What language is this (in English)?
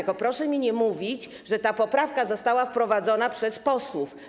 Polish